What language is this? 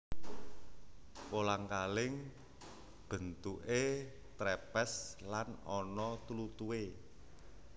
Javanese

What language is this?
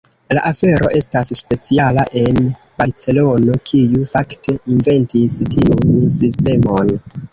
Esperanto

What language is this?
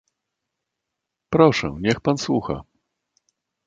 Polish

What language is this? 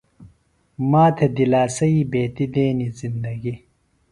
Phalura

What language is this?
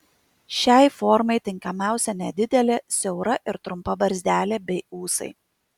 Lithuanian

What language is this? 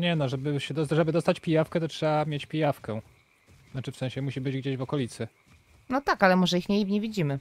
Polish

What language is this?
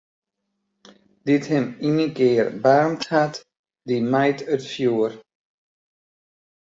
Western Frisian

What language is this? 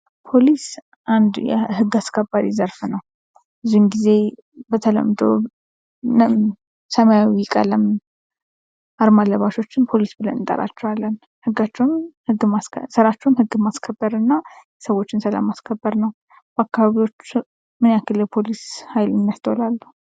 Amharic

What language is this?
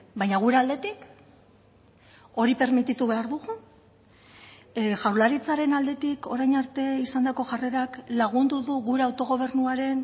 Basque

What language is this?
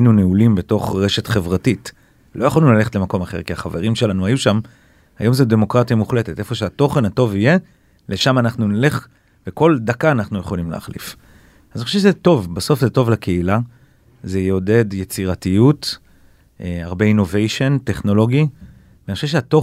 Hebrew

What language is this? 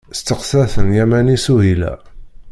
Kabyle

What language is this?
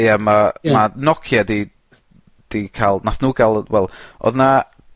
Welsh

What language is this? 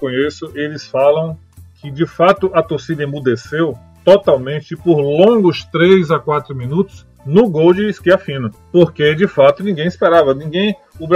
Portuguese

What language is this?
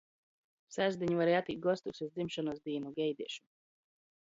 Latgalian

